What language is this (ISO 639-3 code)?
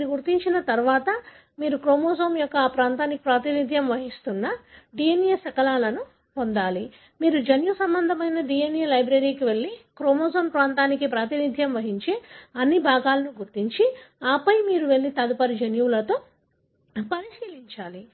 tel